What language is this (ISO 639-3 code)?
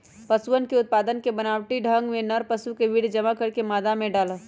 mag